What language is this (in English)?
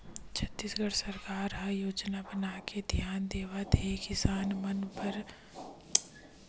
Chhattisgarhi